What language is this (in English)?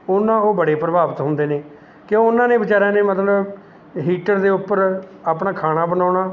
Punjabi